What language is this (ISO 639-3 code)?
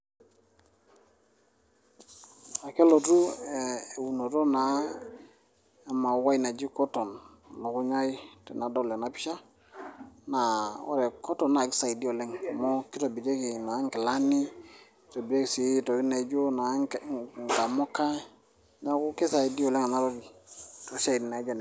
mas